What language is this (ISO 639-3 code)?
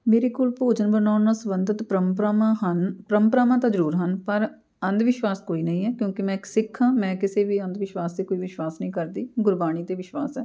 pan